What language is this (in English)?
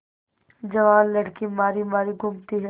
Hindi